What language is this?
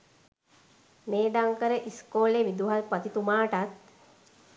Sinhala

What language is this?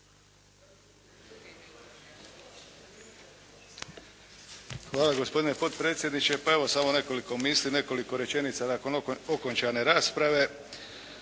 Croatian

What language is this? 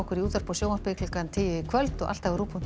Icelandic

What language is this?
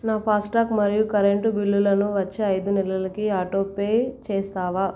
Telugu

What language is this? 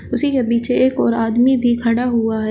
Hindi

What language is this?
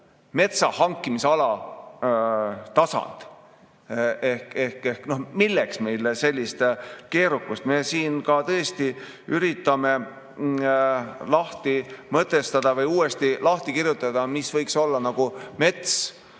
Estonian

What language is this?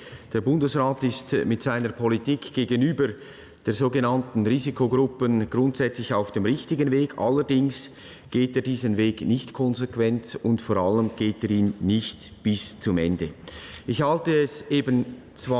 German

